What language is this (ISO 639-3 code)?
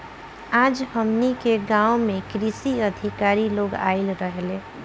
bho